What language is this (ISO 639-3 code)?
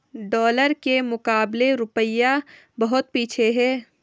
hin